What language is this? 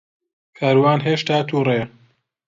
Central Kurdish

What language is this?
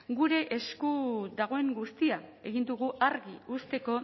Basque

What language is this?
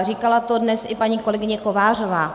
Czech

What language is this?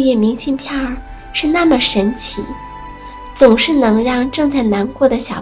Chinese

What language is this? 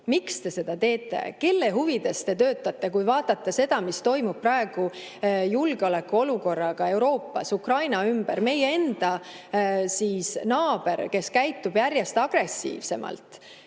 Estonian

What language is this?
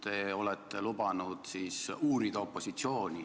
Estonian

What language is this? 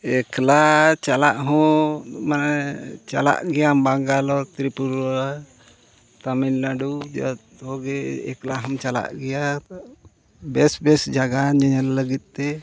Santali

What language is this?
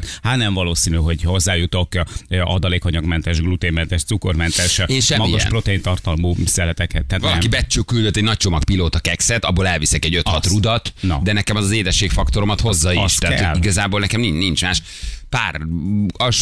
Hungarian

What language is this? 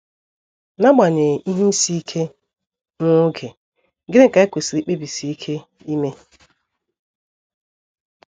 Igbo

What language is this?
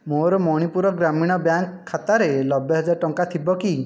Odia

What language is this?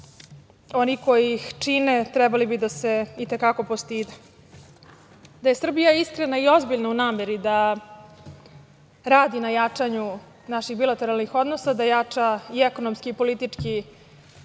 Serbian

